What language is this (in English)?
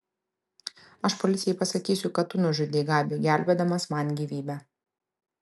Lithuanian